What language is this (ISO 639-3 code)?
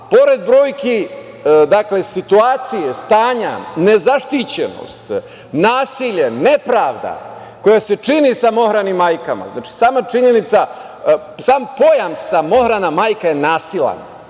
srp